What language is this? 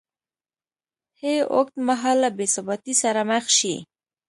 Pashto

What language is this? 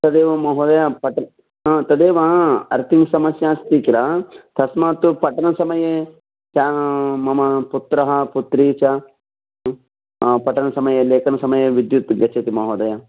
Sanskrit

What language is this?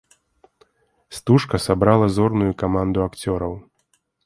Belarusian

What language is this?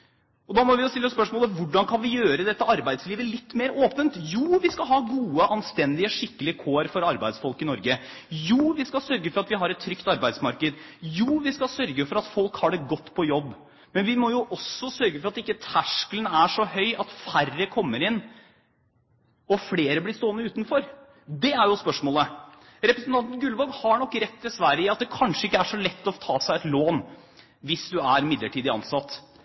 Norwegian Bokmål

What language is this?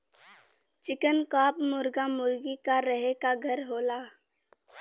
Bhojpuri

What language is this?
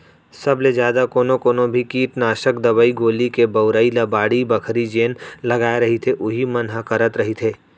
Chhattisgarhi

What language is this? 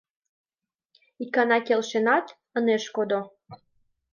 Mari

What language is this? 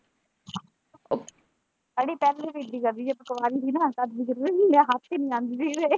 Punjabi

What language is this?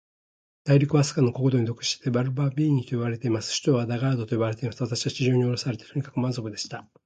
Japanese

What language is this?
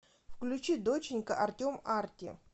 Russian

